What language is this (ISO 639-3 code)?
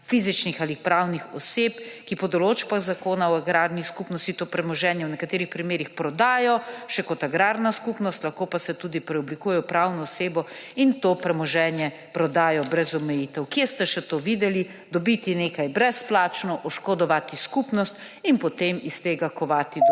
slv